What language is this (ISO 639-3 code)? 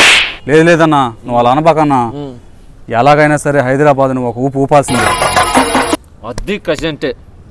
kor